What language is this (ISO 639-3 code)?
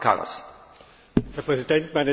deu